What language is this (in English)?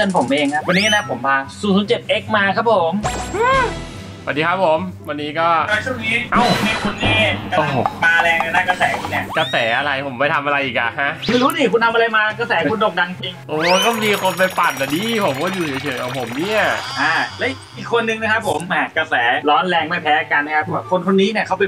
Thai